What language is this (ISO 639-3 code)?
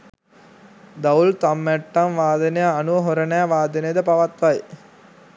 sin